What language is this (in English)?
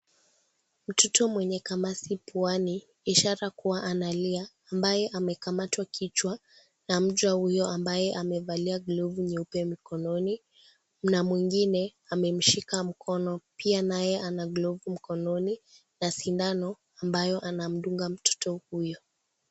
Swahili